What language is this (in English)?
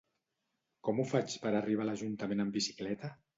Catalan